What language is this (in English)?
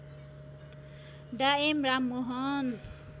Nepali